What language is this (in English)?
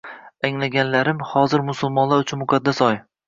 Uzbek